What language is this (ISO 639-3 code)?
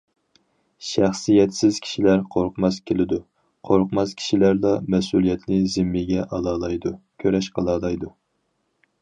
uig